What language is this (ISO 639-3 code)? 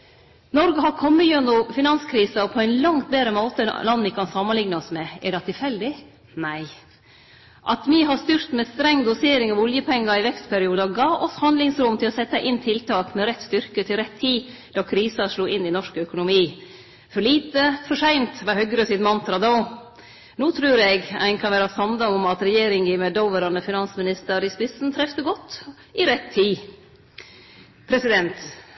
nno